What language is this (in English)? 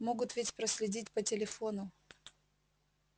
Russian